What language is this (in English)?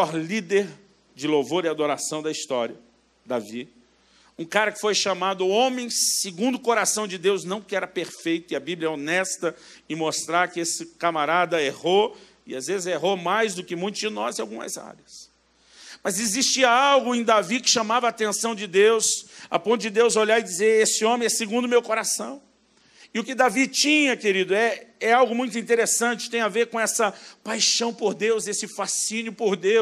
Portuguese